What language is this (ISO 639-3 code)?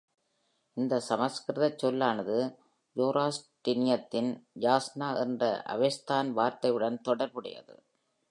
tam